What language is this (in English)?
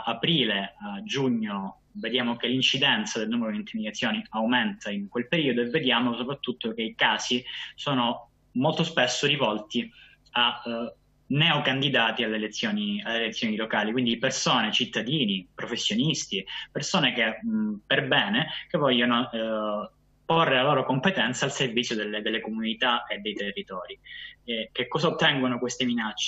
Italian